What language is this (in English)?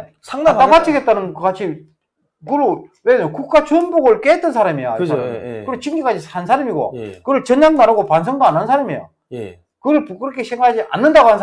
Korean